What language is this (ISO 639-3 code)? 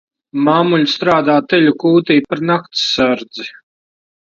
lav